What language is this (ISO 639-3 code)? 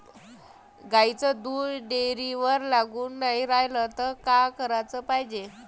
mar